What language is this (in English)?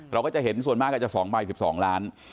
Thai